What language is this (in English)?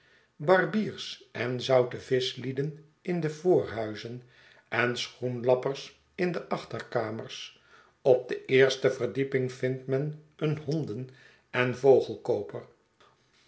Dutch